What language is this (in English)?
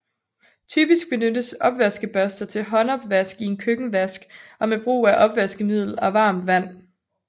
Danish